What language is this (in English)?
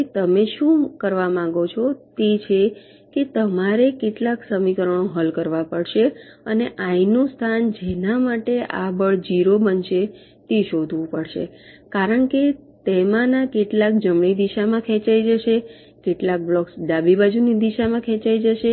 Gujarati